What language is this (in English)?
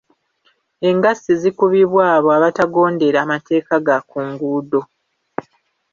Ganda